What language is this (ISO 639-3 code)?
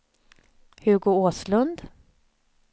swe